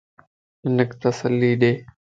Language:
Lasi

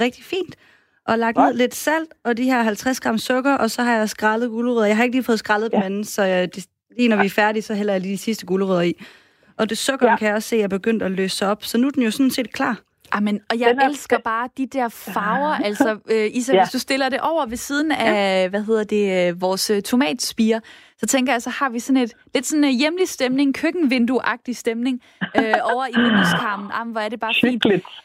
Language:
Danish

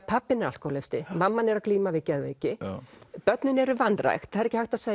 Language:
Icelandic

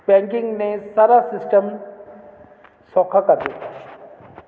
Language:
Punjabi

